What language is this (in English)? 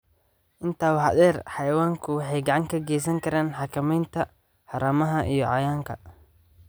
Somali